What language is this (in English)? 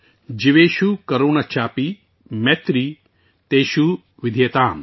Urdu